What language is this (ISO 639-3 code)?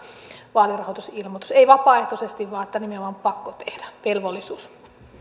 fin